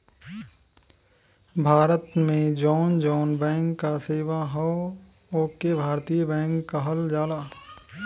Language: Bhojpuri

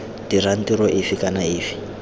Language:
Tswana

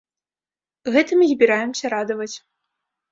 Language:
Belarusian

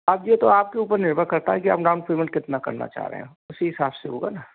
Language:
Hindi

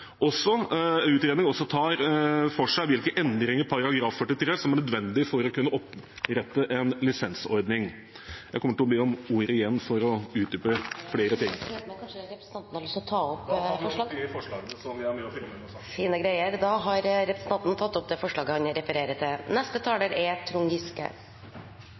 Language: Norwegian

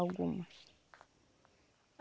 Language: Portuguese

